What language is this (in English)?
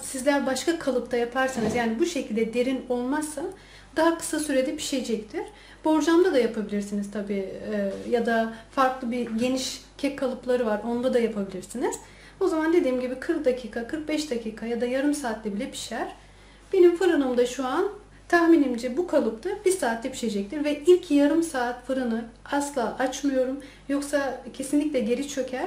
Turkish